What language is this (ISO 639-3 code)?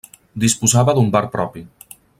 cat